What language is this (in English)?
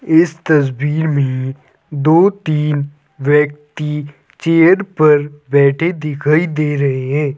Hindi